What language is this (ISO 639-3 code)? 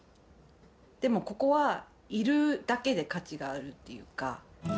jpn